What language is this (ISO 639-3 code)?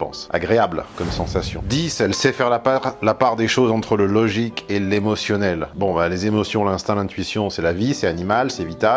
fra